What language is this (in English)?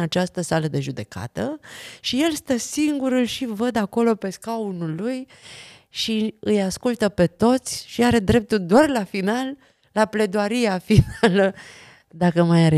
Romanian